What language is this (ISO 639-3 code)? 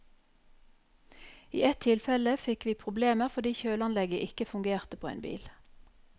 nor